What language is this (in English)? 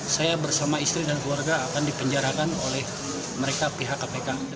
Indonesian